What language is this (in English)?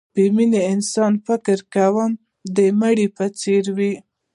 Pashto